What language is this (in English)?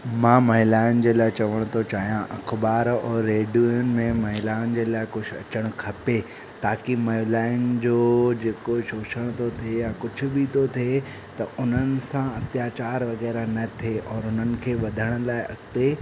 Sindhi